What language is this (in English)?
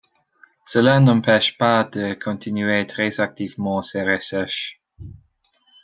French